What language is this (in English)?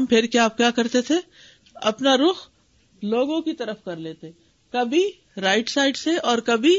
Urdu